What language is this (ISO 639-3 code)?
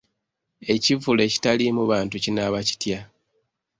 lug